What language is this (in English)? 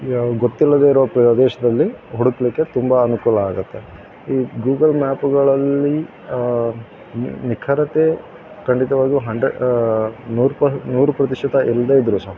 Kannada